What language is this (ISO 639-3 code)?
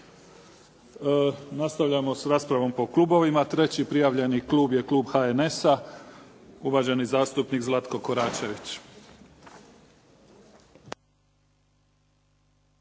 hrv